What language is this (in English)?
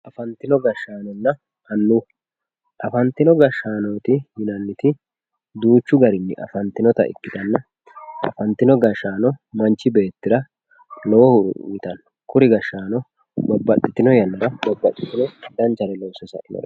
Sidamo